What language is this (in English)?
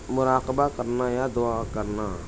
Urdu